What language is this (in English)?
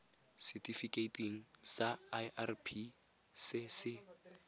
Tswana